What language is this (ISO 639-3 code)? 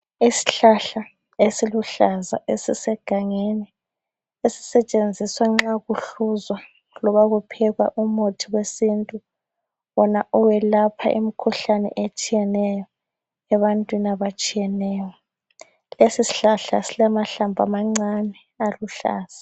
nde